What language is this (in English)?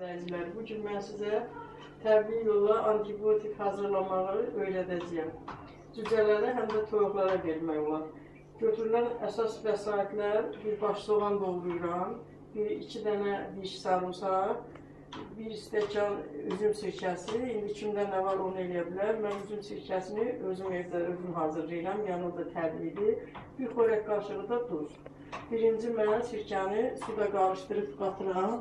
Azerbaijani